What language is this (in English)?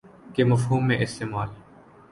Urdu